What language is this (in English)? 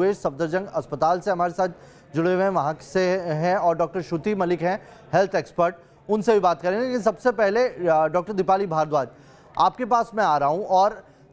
Hindi